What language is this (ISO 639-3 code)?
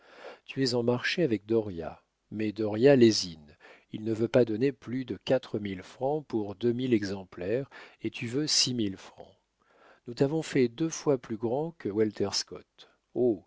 fra